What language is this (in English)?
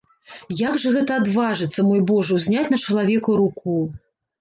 Belarusian